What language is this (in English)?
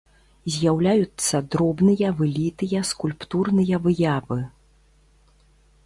Belarusian